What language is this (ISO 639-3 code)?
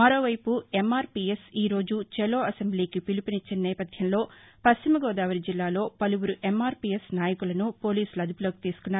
tel